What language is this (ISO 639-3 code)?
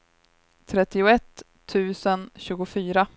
swe